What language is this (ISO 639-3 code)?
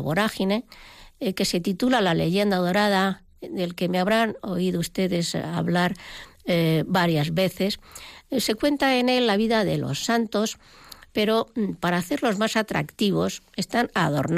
spa